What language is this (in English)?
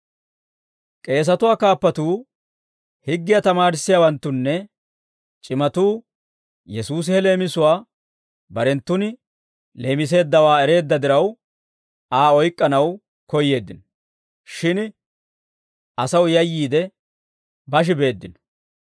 Dawro